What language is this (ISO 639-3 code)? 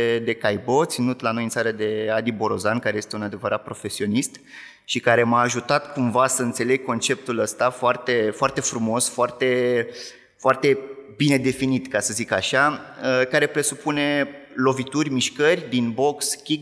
ron